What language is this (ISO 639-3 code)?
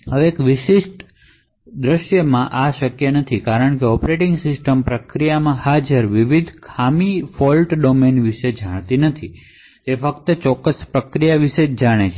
guj